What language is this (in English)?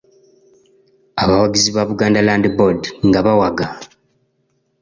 Ganda